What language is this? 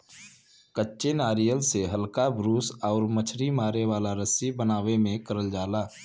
Bhojpuri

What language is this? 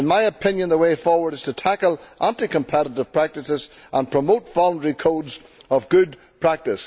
English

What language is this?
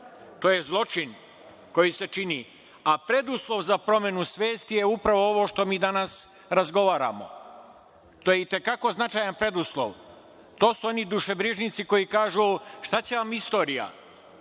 Serbian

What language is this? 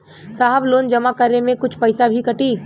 Bhojpuri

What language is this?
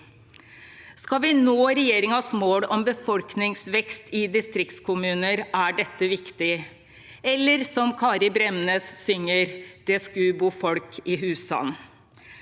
Norwegian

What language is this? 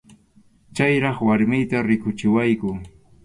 Arequipa-La Unión Quechua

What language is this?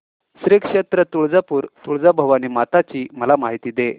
Marathi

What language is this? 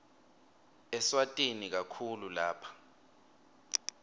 Swati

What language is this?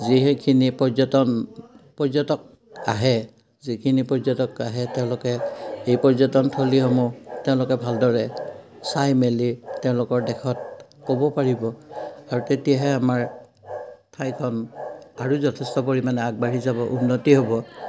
Assamese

